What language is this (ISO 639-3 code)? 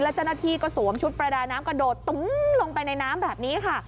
tha